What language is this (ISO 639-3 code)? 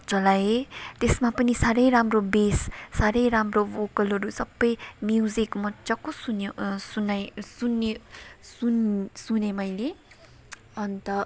nep